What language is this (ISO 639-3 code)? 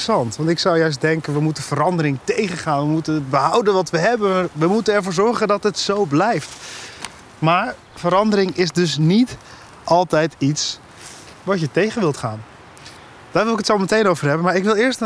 nld